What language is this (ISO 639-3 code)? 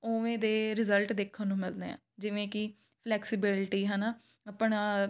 pan